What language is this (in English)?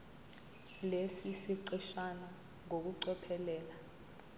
Zulu